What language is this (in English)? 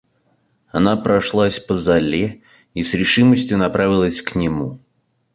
Russian